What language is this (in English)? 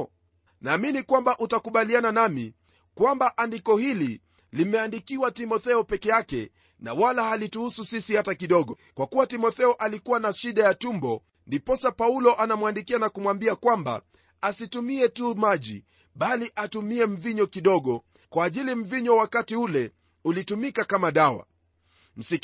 Swahili